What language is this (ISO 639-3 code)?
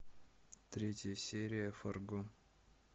rus